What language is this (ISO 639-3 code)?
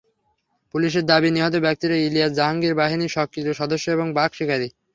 ben